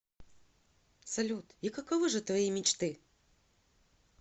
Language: Russian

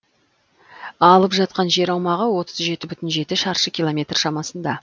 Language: Kazakh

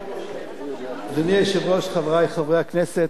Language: Hebrew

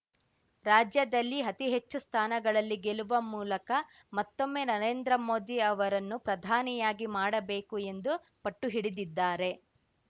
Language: Kannada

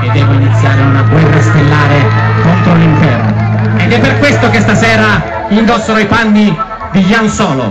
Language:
Italian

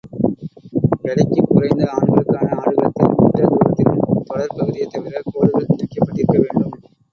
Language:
Tamil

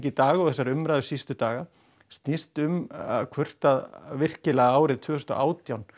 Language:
Icelandic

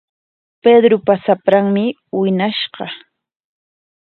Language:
Corongo Ancash Quechua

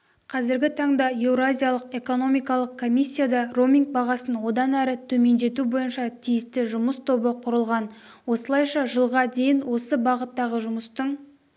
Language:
Kazakh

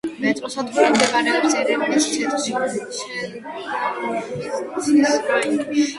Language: Georgian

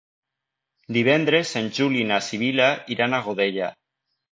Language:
Catalan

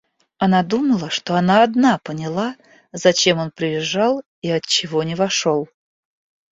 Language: Russian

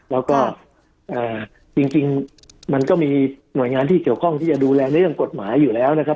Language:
Thai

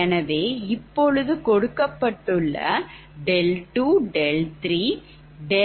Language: Tamil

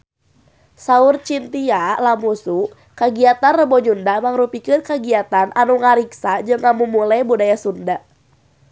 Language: Sundanese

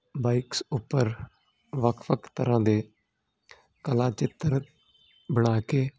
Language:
Punjabi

